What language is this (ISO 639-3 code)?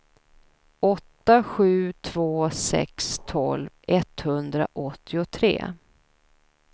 swe